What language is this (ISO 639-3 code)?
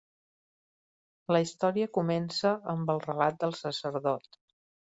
cat